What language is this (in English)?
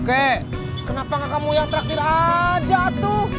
Indonesian